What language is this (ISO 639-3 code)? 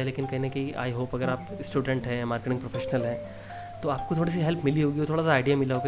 hin